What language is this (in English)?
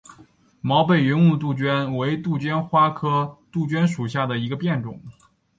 Chinese